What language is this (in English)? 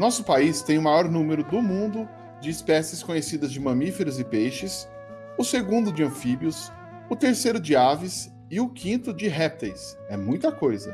Portuguese